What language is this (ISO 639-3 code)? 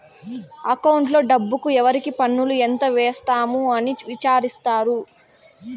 tel